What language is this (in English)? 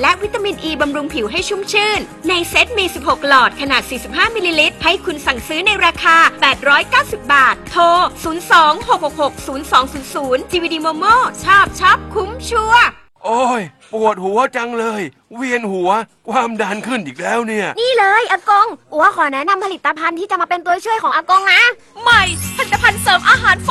Thai